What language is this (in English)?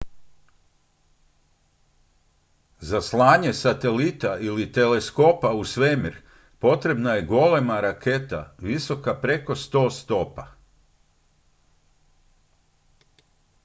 Croatian